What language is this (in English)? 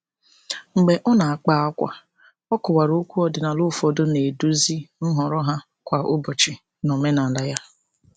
Igbo